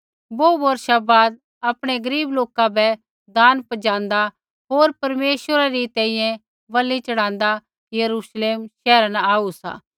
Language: Kullu Pahari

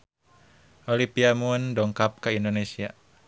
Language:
Sundanese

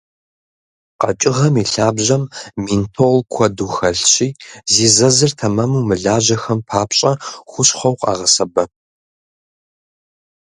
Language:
Kabardian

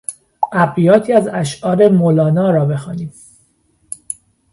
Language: Persian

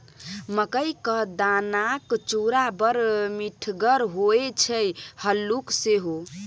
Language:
Maithili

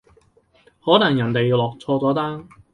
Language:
Cantonese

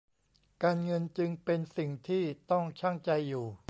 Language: Thai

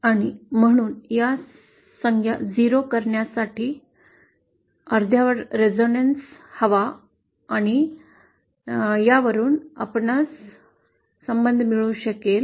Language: Marathi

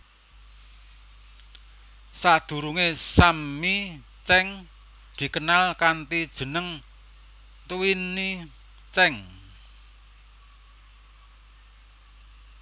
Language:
Javanese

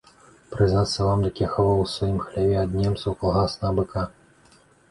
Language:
Belarusian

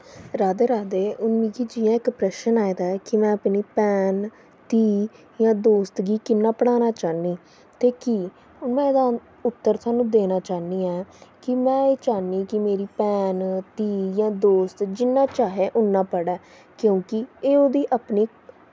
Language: Dogri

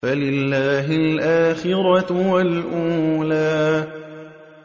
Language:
Arabic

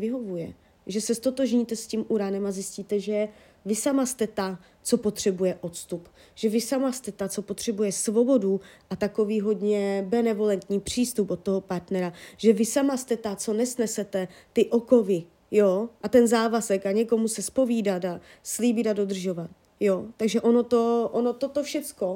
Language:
Czech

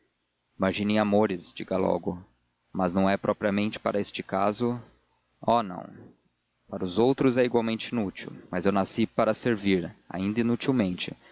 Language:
Portuguese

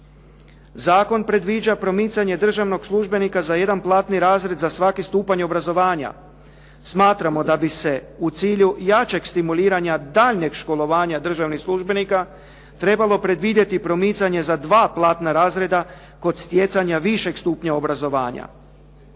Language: Croatian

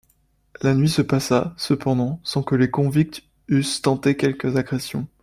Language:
French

